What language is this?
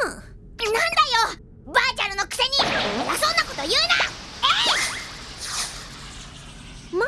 Japanese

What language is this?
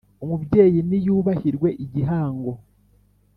Kinyarwanda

